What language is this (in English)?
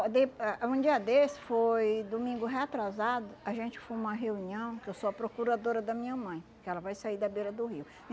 Portuguese